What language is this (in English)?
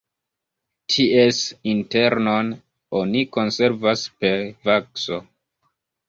Esperanto